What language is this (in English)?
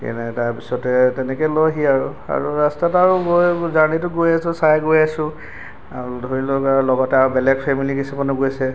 Assamese